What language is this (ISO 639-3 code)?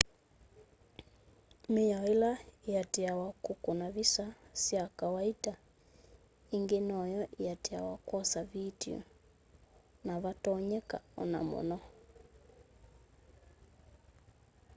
kam